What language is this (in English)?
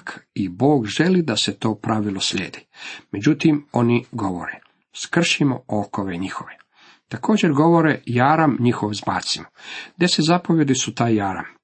Croatian